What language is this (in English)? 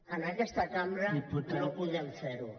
Catalan